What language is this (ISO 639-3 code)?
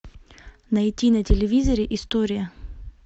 rus